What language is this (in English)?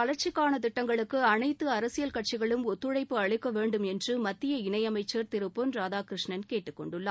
Tamil